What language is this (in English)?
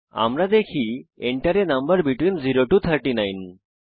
Bangla